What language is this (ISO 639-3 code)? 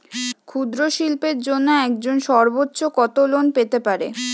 ben